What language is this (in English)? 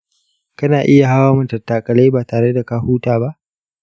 Hausa